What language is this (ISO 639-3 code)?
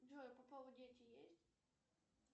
rus